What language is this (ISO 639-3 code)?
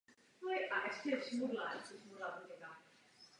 ces